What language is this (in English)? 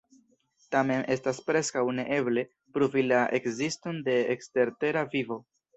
Esperanto